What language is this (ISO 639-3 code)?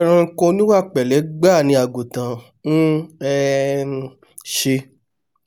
yor